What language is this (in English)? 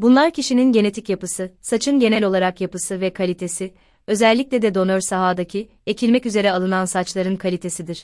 Turkish